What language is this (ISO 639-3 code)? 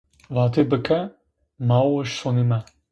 zza